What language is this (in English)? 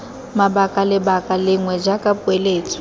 Tswana